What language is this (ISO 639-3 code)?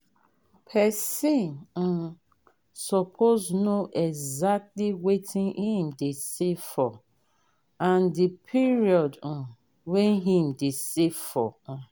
pcm